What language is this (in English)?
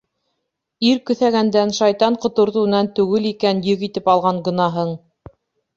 Bashkir